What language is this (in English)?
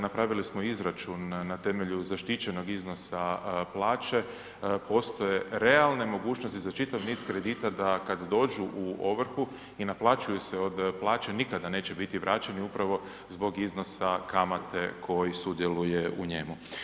Croatian